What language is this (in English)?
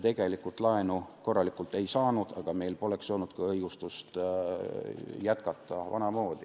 Estonian